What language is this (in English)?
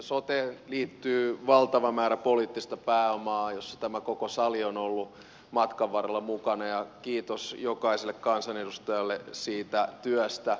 Finnish